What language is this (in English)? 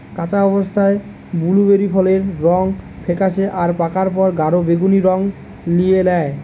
Bangla